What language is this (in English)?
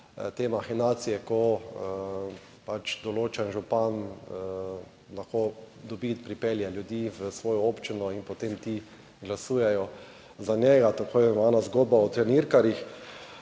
Slovenian